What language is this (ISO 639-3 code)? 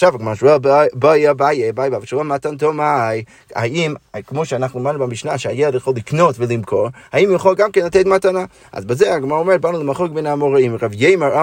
heb